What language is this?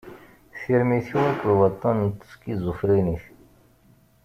Kabyle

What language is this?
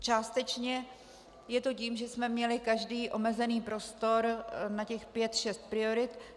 Czech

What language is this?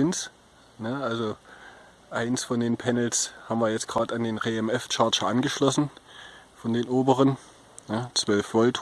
German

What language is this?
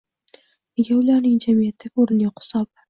Uzbek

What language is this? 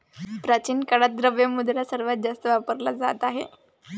Marathi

